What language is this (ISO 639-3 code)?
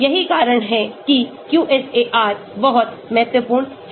hin